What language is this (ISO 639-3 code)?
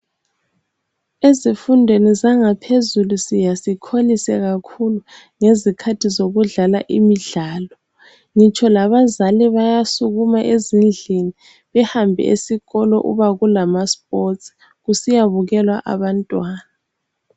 nde